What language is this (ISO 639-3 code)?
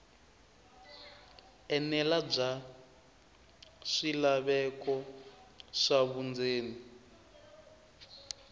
tso